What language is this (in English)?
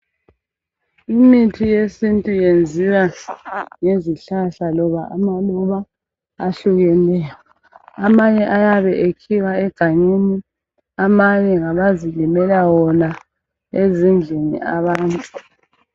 North Ndebele